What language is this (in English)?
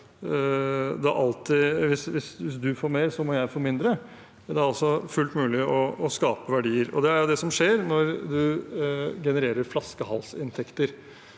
Norwegian